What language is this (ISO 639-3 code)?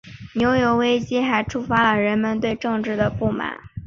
zho